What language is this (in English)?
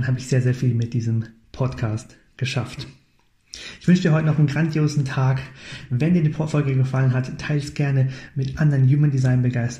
German